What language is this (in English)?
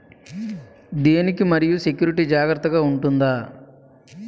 Telugu